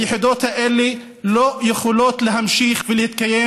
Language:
Hebrew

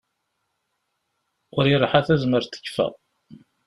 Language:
Kabyle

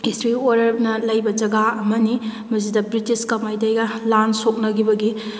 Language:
Manipuri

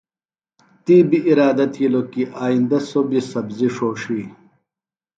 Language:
Phalura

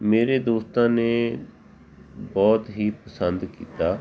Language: Punjabi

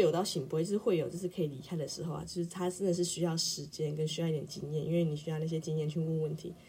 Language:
Chinese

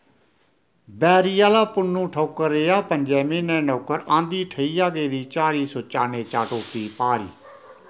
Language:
Dogri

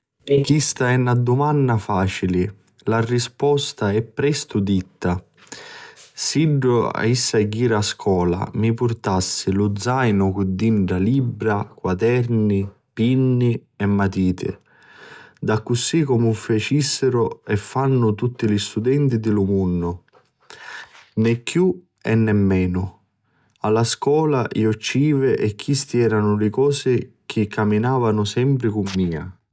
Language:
Sicilian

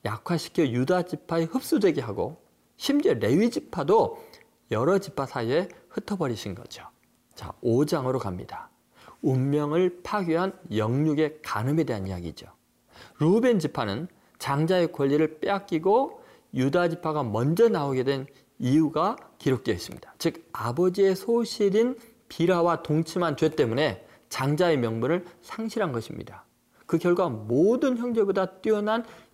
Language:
Korean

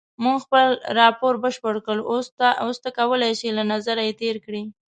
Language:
Pashto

